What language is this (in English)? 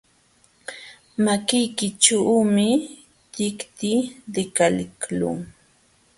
Jauja Wanca Quechua